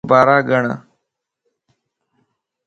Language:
Lasi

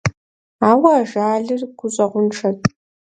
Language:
Kabardian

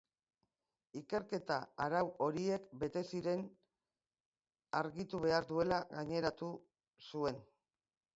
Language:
Basque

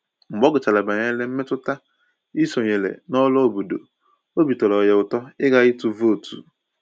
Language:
Igbo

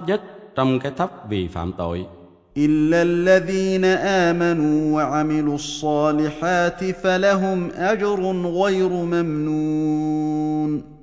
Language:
Vietnamese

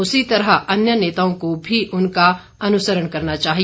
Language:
Hindi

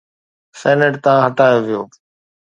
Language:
Sindhi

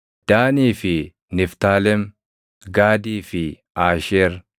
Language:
Oromo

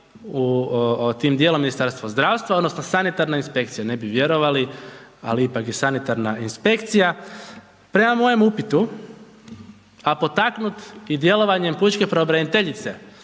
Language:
Croatian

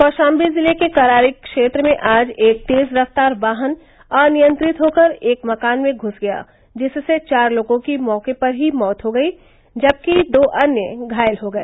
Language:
Hindi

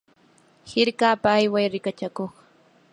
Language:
Yanahuanca Pasco Quechua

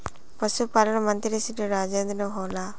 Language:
Magahi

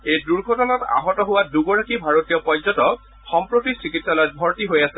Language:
Assamese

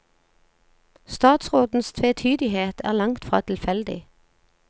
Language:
Norwegian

